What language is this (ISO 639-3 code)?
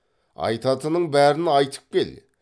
kaz